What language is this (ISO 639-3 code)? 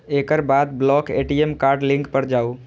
mai